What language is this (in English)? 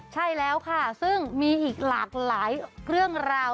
Thai